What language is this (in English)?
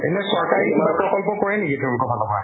Assamese